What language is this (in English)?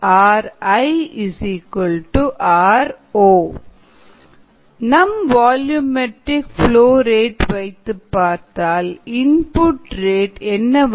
Tamil